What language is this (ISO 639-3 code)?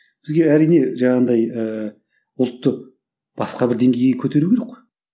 kaz